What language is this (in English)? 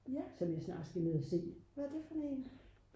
Danish